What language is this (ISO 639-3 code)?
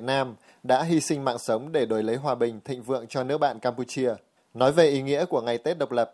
vie